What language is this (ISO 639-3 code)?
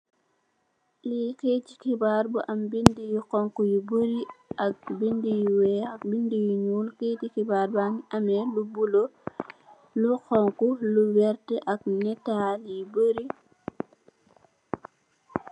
wol